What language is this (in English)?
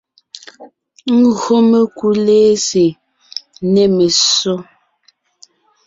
Ngiemboon